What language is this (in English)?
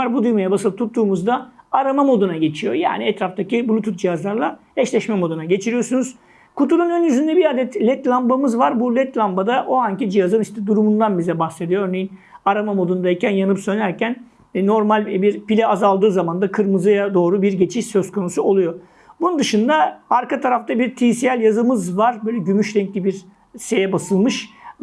Turkish